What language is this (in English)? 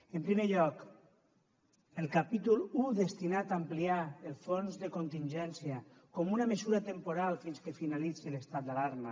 Catalan